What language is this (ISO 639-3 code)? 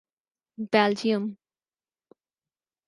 urd